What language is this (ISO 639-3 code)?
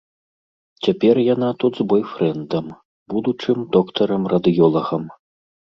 bel